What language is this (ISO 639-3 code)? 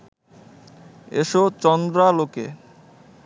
ben